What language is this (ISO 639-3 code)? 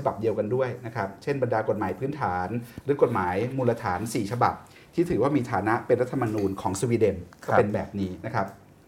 tha